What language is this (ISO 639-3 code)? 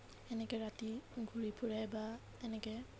asm